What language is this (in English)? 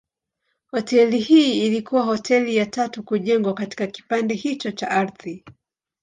Swahili